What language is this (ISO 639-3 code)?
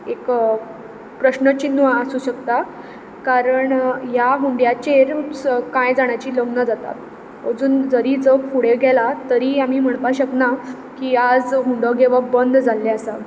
kok